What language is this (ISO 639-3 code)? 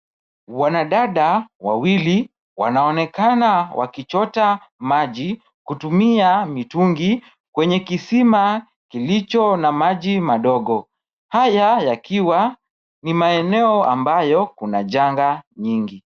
swa